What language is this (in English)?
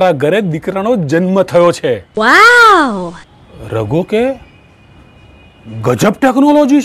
Gujarati